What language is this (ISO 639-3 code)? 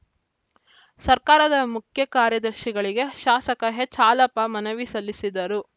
kan